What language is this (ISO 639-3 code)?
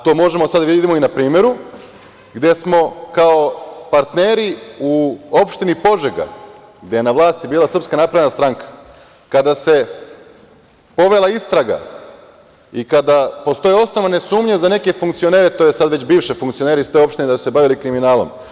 srp